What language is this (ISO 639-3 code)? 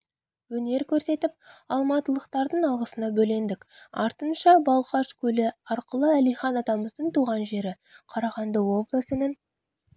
kaz